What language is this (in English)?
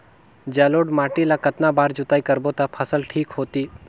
Chhattisgarhi